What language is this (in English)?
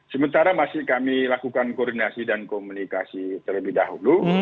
Indonesian